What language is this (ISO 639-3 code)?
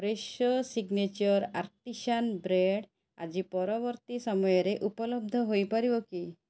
ori